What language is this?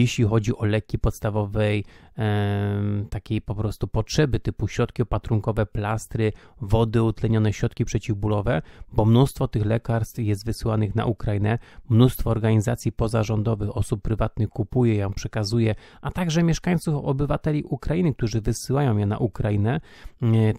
Polish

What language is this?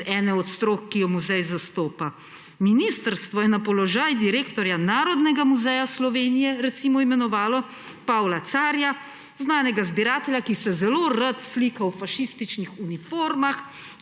Slovenian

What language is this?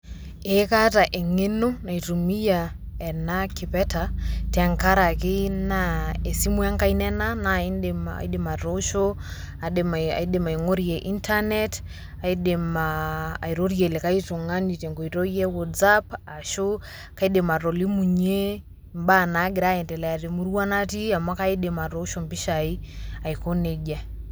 Masai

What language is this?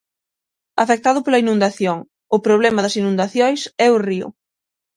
Galician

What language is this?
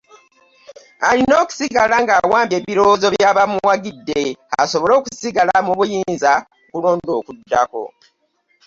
Ganda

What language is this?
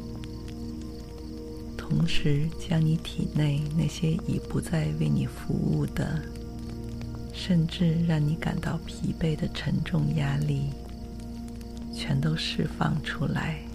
Chinese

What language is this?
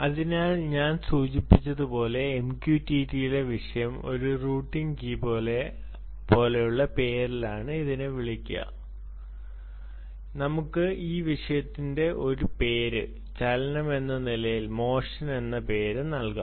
Malayalam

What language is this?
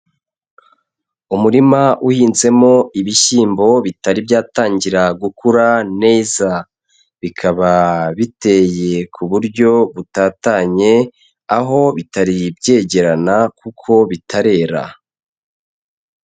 Kinyarwanda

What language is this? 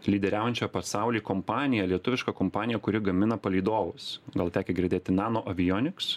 Lithuanian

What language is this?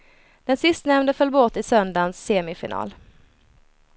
Swedish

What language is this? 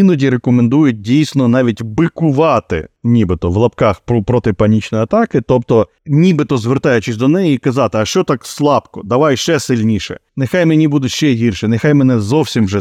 Ukrainian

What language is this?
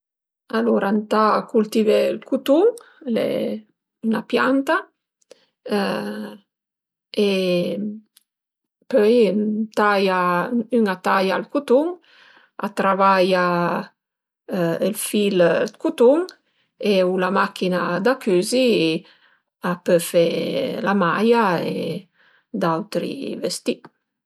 Piedmontese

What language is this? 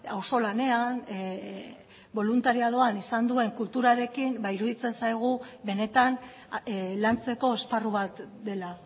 Basque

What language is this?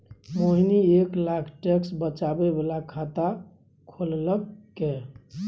Maithili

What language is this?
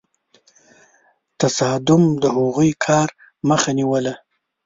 Pashto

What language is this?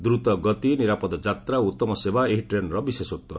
Odia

